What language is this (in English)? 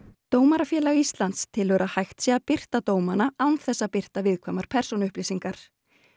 Icelandic